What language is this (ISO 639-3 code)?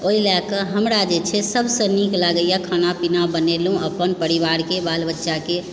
mai